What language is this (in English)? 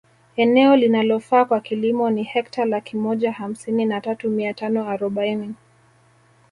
Swahili